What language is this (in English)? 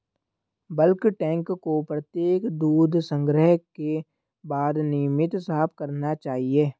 Hindi